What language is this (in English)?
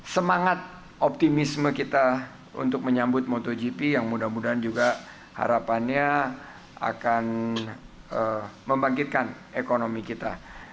Indonesian